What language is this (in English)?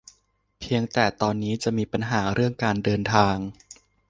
Thai